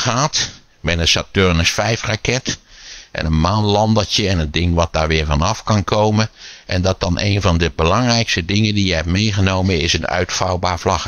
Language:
Dutch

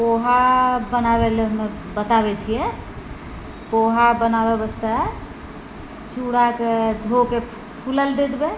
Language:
Maithili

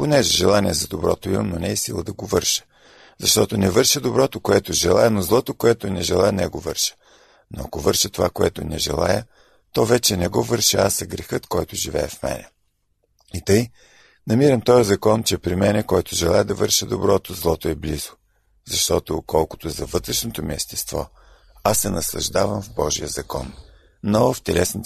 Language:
Bulgarian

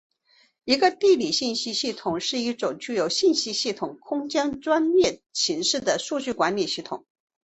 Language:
Chinese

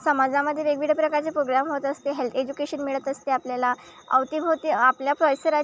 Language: Marathi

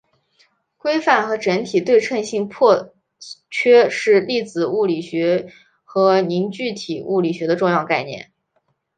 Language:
Chinese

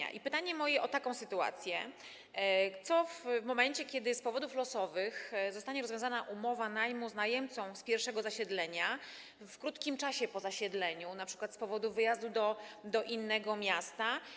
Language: Polish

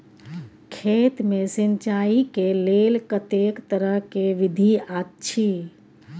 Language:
Maithili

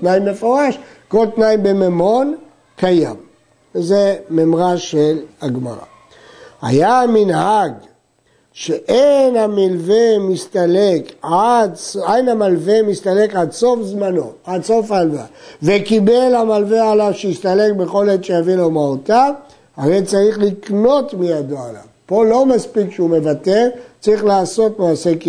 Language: Hebrew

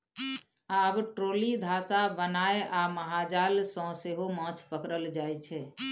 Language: Maithili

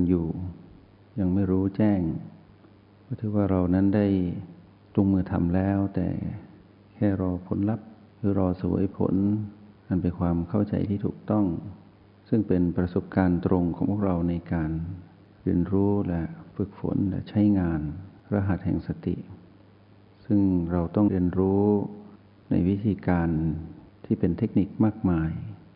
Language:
Thai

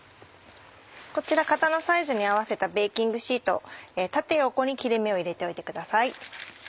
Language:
Japanese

